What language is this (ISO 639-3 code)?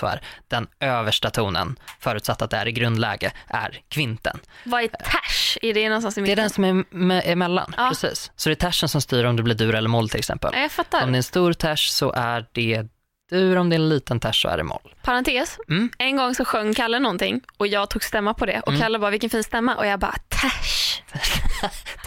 swe